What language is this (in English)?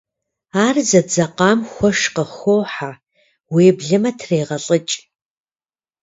Kabardian